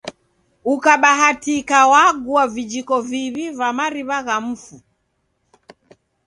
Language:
Taita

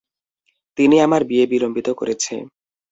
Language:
Bangla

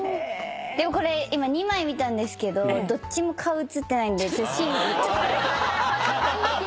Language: Japanese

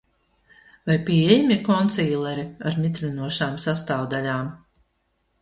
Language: Latvian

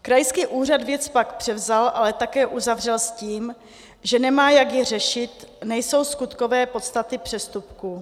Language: Czech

